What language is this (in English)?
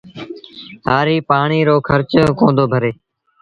Sindhi Bhil